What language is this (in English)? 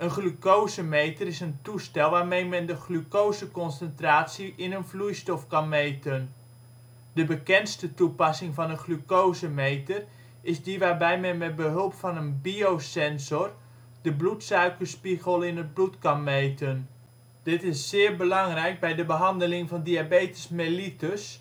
Dutch